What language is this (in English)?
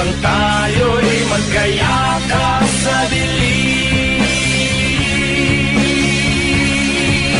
Filipino